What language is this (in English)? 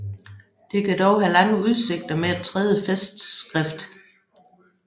Danish